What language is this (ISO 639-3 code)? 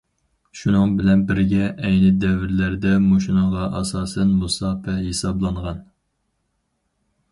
uig